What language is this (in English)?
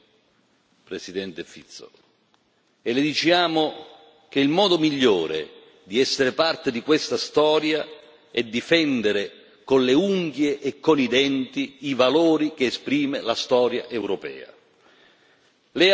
Italian